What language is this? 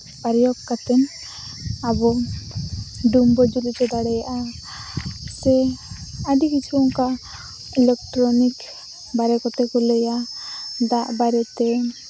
Santali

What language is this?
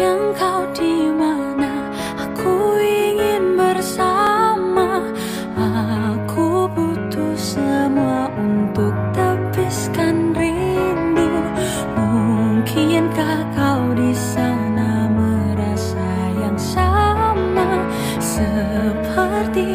Indonesian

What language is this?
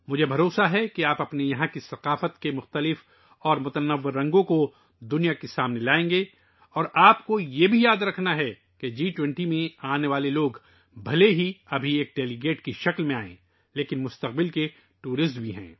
Urdu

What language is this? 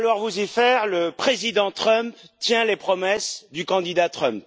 French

